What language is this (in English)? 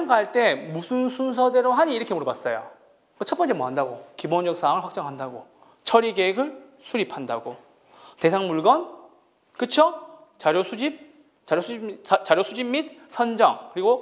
Korean